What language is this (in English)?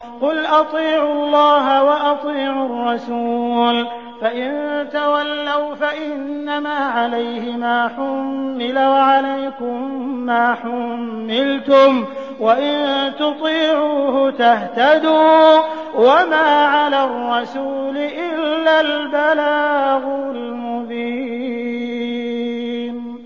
Arabic